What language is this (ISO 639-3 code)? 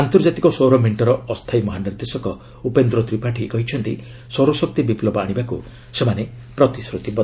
ori